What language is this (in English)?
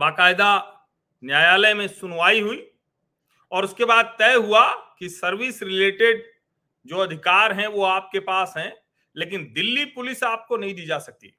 Hindi